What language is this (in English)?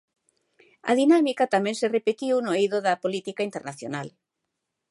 Galician